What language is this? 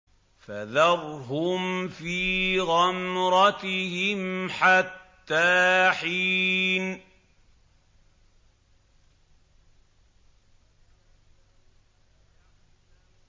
Arabic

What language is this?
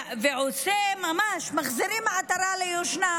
Hebrew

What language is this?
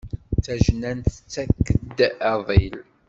Kabyle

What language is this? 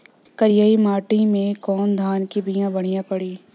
Bhojpuri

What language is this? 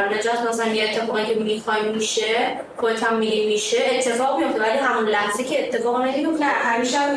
Persian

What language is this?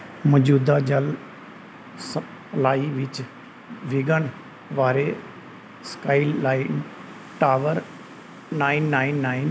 Punjabi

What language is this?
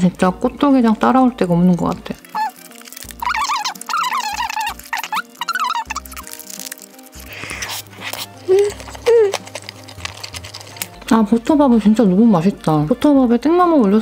Korean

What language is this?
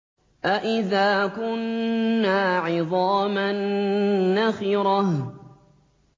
Arabic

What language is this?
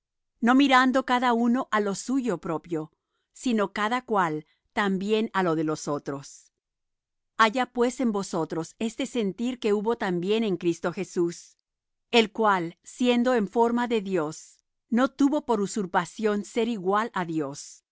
Spanish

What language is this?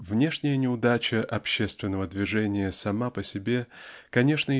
Russian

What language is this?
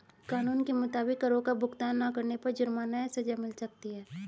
Hindi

